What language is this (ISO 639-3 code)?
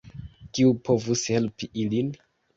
epo